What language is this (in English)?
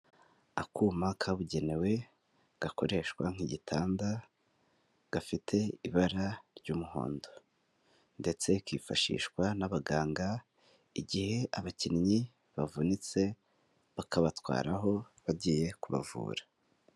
Kinyarwanda